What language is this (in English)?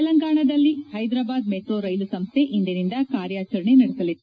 Kannada